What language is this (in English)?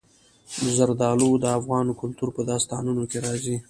Pashto